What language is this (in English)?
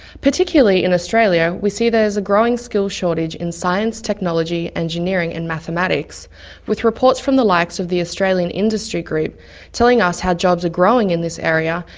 English